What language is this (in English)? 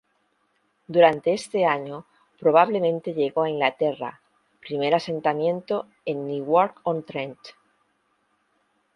Spanish